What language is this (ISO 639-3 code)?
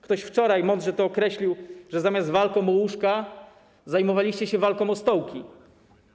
pol